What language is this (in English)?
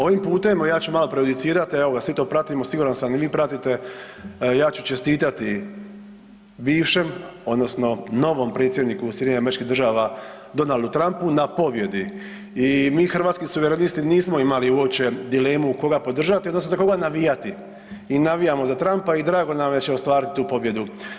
Croatian